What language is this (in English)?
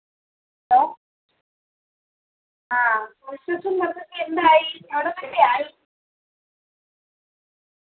Malayalam